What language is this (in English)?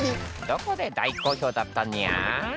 Japanese